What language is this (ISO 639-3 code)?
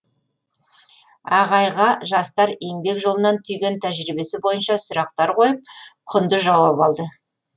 kaz